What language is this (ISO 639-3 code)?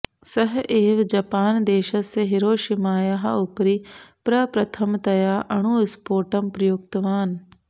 san